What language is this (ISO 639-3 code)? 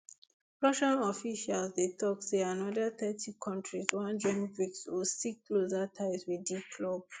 pcm